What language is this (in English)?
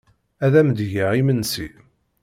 Kabyle